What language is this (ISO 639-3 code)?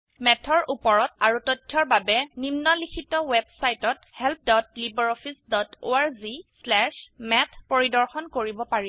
asm